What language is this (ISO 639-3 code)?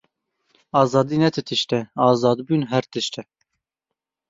kur